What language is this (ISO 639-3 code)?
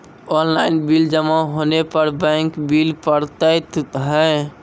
mai